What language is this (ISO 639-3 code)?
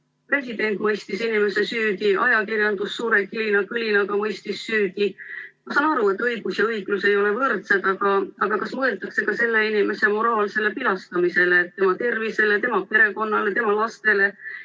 est